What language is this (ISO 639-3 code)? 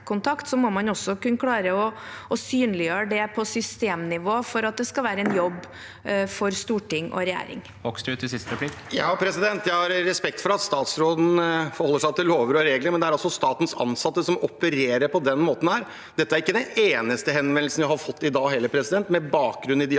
nor